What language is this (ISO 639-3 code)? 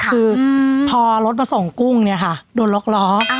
tha